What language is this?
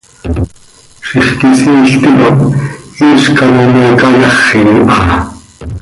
Seri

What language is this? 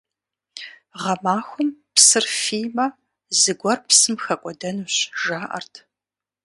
Kabardian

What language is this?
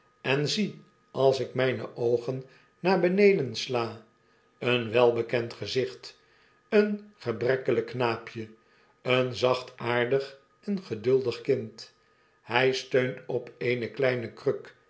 Dutch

